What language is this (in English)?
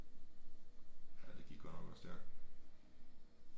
Danish